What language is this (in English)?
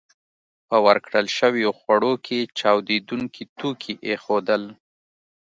Pashto